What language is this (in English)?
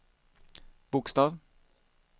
Swedish